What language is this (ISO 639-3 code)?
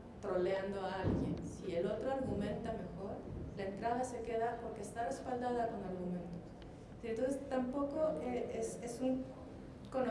spa